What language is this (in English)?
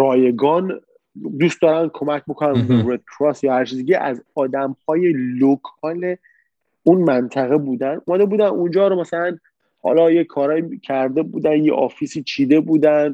Persian